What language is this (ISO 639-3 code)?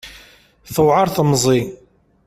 kab